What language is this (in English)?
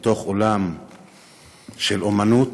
Hebrew